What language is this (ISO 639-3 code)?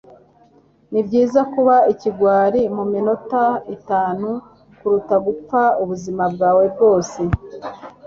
kin